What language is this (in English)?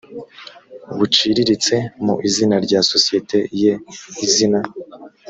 Kinyarwanda